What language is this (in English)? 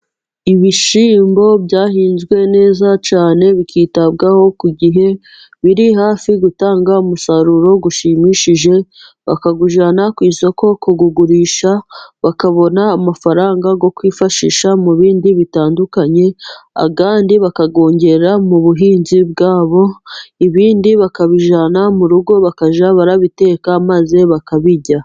Kinyarwanda